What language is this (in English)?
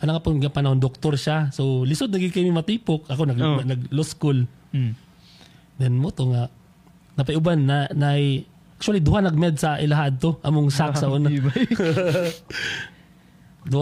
Filipino